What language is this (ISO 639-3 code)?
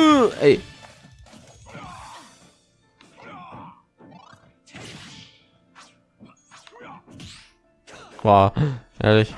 deu